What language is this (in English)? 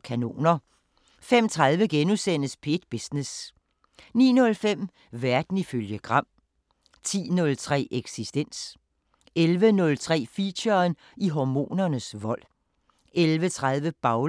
Danish